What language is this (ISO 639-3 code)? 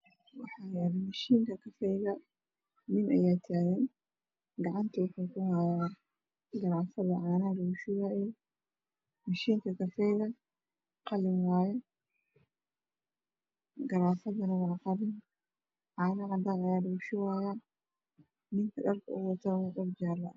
som